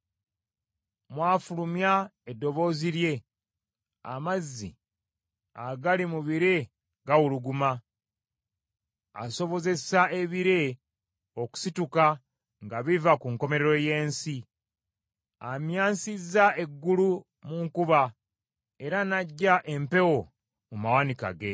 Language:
Ganda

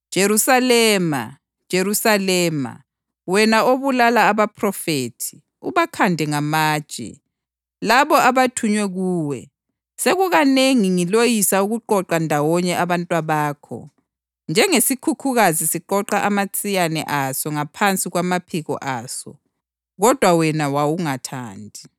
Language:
North Ndebele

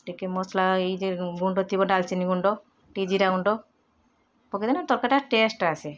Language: Odia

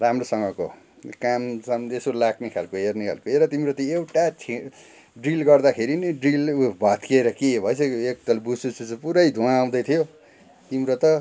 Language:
Nepali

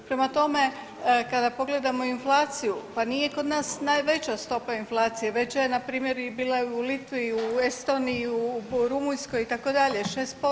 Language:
Croatian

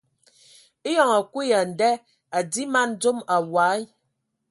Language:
Ewondo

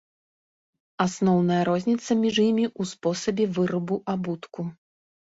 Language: Belarusian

